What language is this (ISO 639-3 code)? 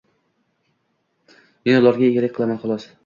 uzb